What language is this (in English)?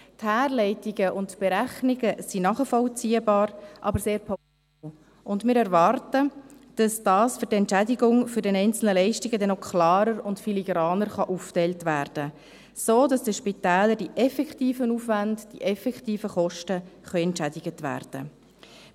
Swiss German